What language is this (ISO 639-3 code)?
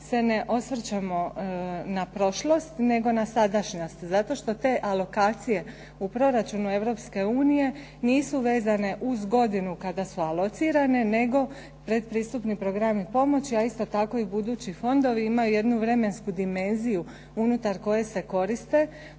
hrv